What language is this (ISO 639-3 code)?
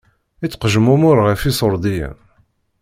kab